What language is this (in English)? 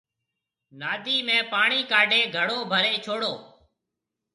Marwari (Pakistan)